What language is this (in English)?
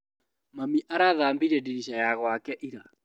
Kikuyu